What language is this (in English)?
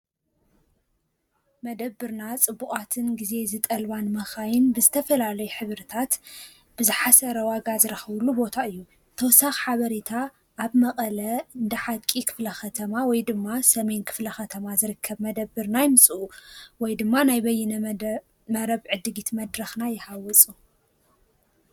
Tigrinya